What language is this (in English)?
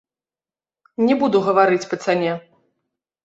Belarusian